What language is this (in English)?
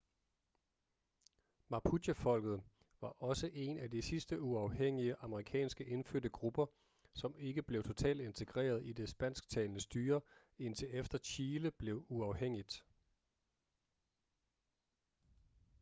Danish